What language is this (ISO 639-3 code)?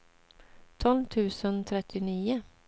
swe